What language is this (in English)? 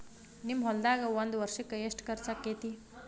Kannada